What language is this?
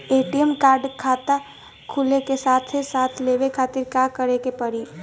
Bhojpuri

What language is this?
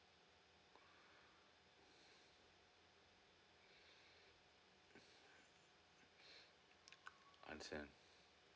English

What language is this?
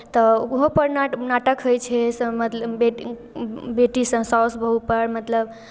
Maithili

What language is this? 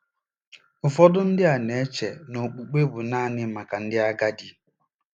Igbo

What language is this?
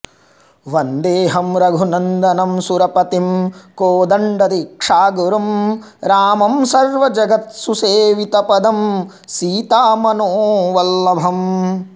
Sanskrit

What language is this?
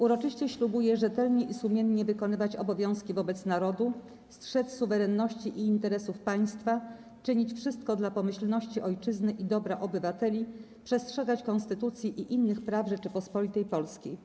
Polish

